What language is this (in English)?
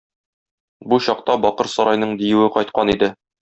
Tatar